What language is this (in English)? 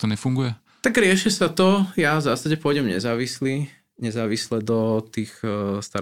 Slovak